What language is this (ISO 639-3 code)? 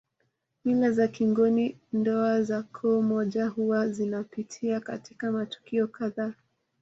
swa